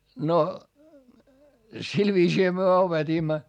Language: Finnish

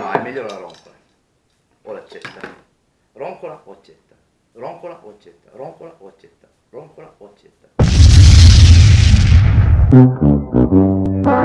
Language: Italian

